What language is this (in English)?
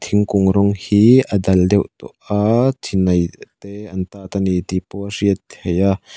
Mizo